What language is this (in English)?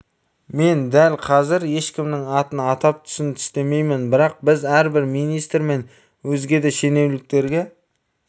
Kazakh